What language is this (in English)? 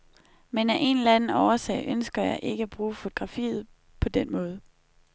Danish